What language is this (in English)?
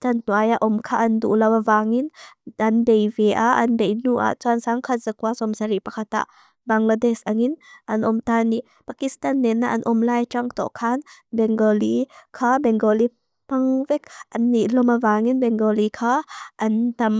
Mizo